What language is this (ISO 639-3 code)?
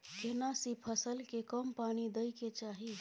mai